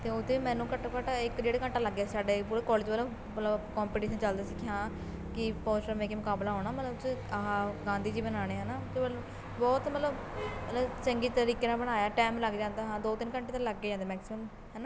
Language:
Punjabi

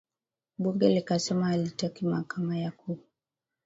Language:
Swahili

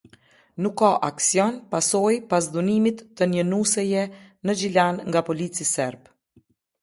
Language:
Albanian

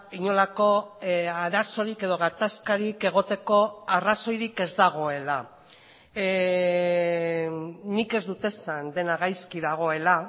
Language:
Basque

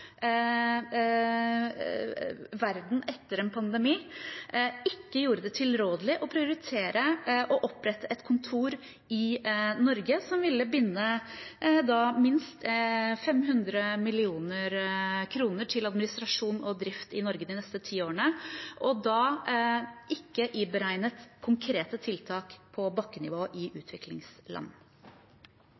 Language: Norwegian Bokmål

